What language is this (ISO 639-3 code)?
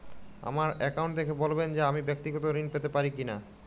ben